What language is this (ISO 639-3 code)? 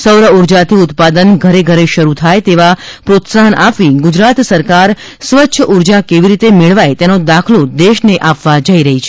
guj